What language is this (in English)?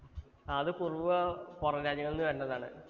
Malayalam